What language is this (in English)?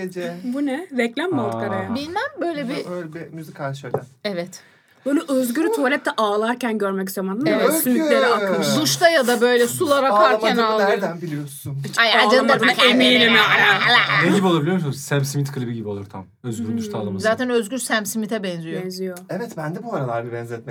Turkish